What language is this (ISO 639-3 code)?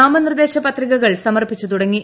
mal